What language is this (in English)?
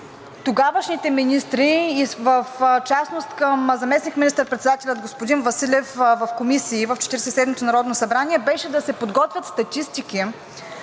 Bulgarian